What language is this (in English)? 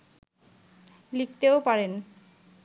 Bangla